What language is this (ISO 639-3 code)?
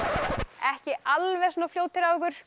isl